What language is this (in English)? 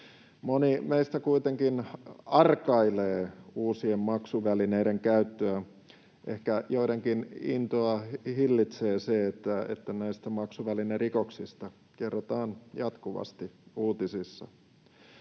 Finnish